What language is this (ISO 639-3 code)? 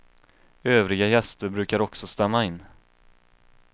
swe